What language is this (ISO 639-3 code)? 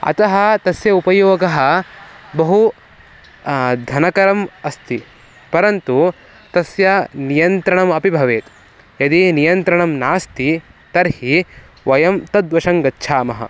san